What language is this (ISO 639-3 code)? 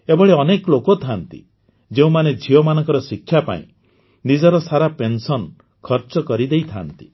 ori